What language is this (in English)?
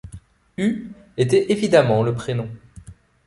French